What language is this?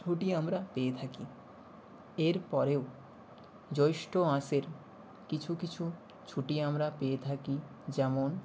Bangla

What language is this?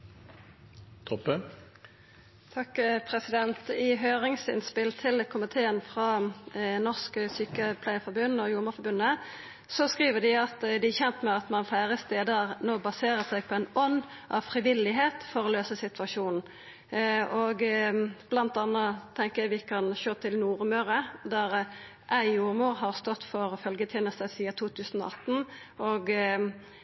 Norwegian Nynorsk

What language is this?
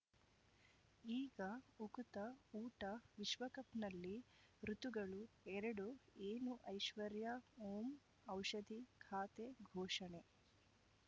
Kannada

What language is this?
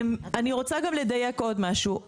Hebrew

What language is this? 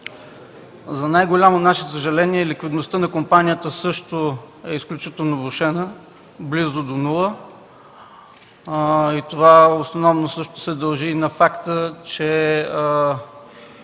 Bulgarian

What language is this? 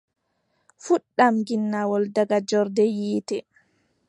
Adamawa Fulfulde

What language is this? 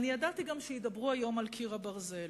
Hebrew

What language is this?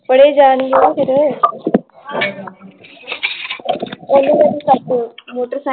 Punjabi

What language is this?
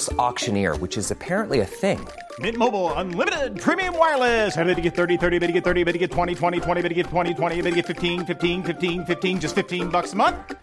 Swedish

